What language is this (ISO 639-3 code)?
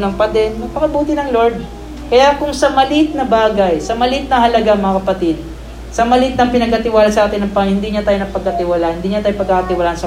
fil